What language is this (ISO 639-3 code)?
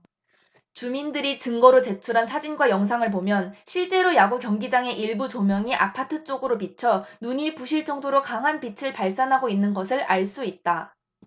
kor